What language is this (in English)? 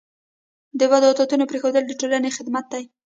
Pashto